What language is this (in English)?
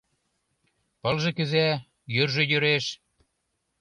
Mari